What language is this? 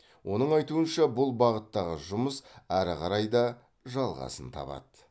Kazakh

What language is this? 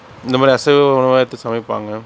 Tamil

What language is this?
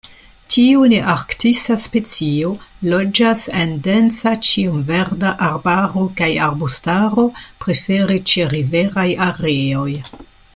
Esperanto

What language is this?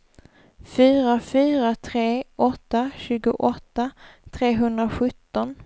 Swedish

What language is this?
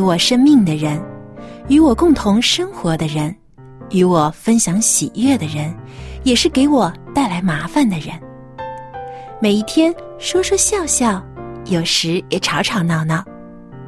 Chinese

